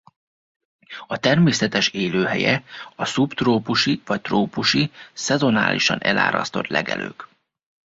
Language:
Hungarian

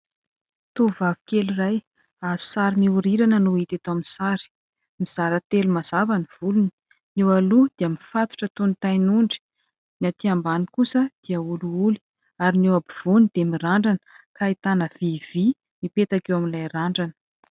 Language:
Malagasy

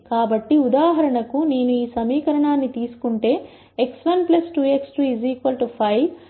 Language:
Telugu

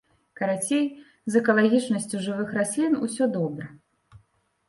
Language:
Belarusian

